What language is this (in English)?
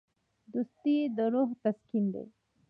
Pashto